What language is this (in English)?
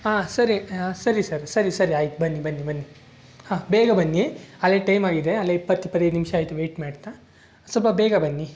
Kannada